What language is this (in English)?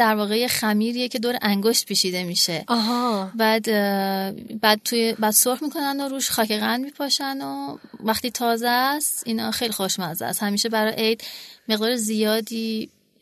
Persian